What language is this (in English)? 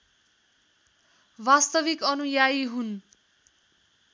Nepali